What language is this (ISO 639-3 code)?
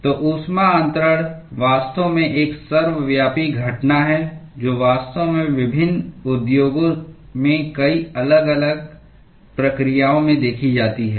hin